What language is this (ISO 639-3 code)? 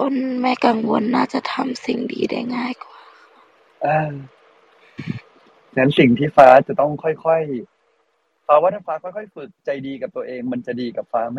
tha